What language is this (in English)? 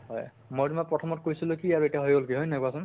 Assamese